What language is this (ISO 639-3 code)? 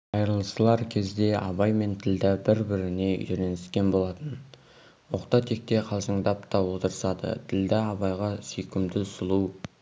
kaz